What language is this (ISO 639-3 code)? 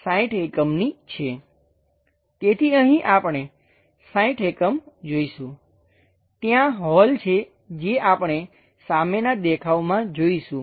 guj